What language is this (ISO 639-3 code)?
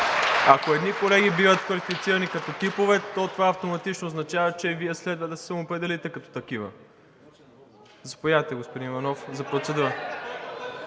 bul